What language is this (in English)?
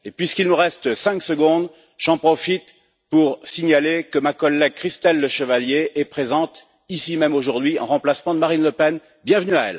French